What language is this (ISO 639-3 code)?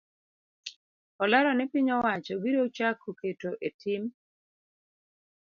luo